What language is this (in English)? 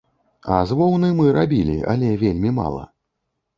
Belarusian